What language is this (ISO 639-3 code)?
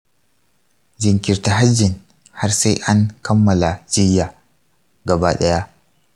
hau